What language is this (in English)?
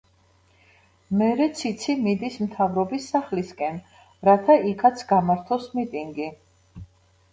Georgian